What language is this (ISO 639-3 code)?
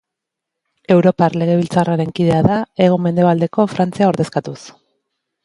eus